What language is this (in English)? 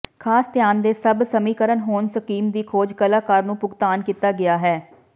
Punjabi